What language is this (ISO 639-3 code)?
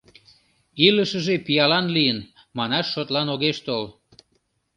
chm